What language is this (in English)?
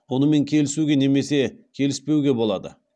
Kazakh